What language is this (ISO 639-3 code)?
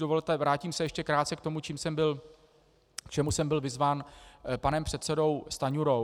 ces